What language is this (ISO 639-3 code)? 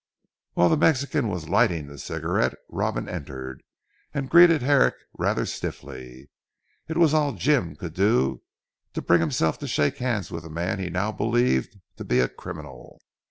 eng